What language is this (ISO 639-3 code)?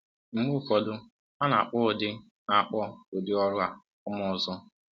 ibo